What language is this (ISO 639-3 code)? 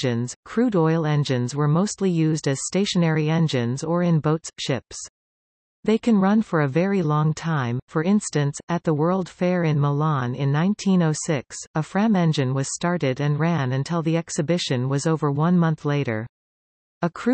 eng